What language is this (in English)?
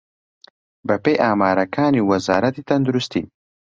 Central Kurdish